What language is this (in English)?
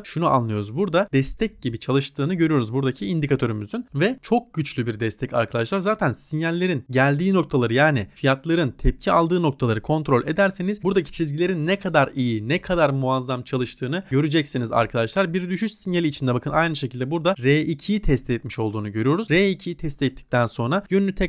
Turkish